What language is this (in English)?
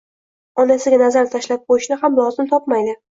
Uzbek